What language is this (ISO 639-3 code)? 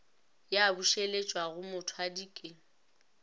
nso